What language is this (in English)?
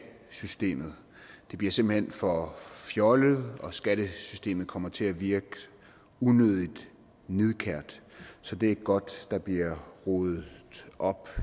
Danish